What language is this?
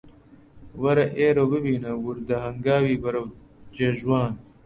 Central Kurdish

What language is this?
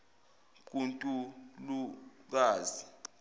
Zulu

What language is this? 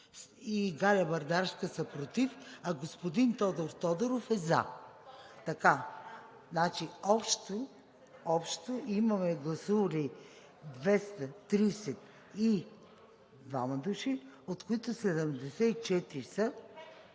Bulgarian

